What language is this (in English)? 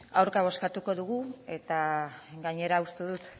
Basque